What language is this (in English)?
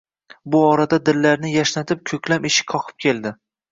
Uzbek